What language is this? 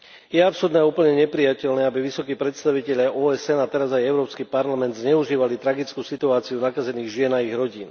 Slovak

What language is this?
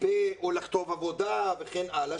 Hebrew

